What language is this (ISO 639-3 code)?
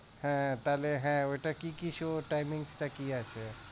ben